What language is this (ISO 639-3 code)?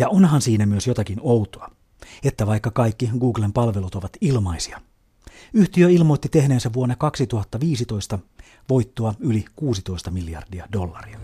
fin